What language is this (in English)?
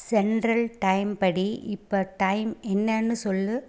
Tamil